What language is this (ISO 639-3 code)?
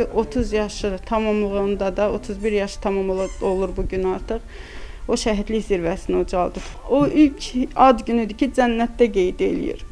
tur